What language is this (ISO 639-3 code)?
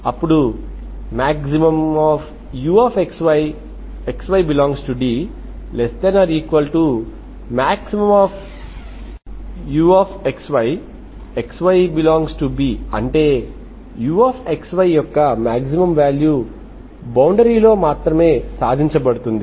tel